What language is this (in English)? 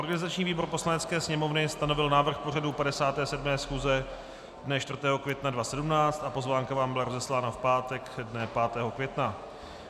Czech